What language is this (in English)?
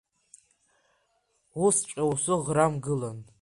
Abkhazian